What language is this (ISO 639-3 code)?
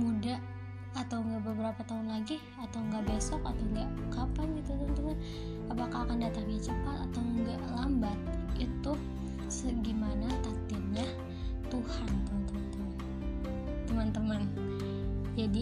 ind